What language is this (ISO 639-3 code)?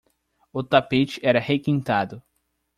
por